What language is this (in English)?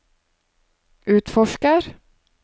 Norwegian